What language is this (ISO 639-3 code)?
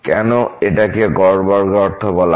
ben